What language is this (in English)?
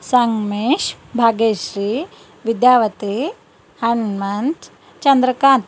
Kannada